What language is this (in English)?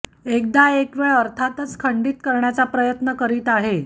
Marathi